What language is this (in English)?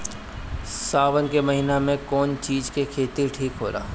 Bhojpuri